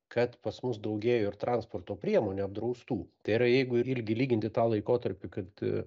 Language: Lithuanian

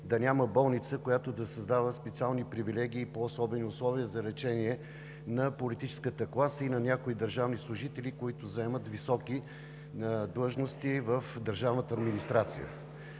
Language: Bulgarian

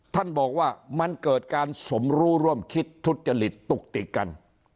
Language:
Thai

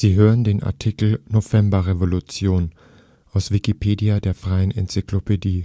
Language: German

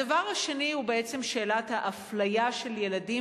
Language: Hebrew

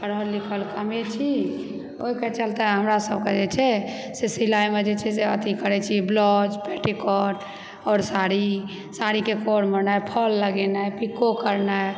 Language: Maithili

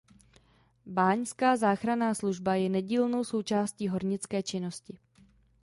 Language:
Czech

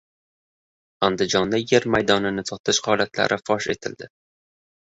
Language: Uzbek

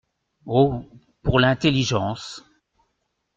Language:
French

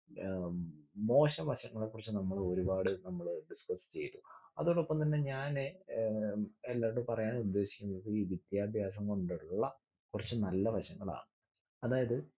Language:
Malayalam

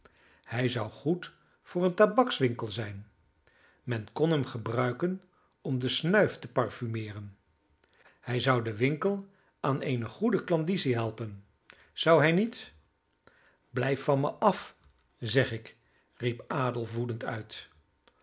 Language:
Dutch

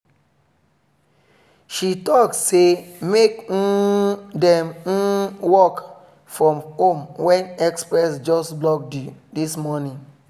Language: Nigerian Pidgin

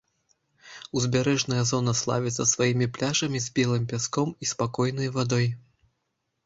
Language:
Belarusian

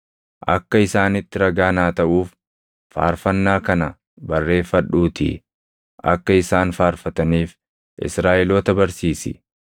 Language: Oromo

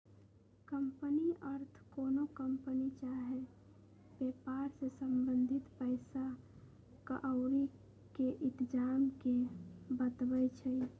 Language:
Magahi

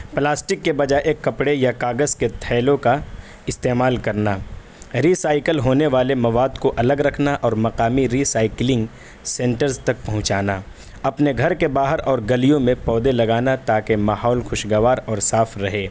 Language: Urdu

